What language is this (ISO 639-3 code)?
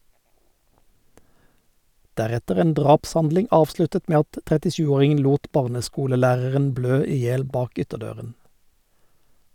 nor